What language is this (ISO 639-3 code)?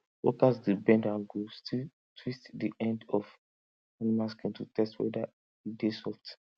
pcm